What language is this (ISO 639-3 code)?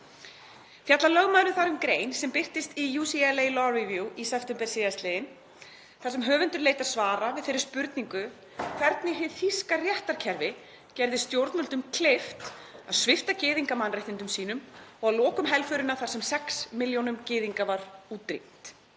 isl